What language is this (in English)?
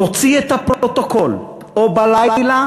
Hebrew